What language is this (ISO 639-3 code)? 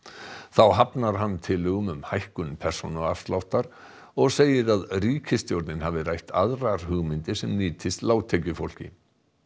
isl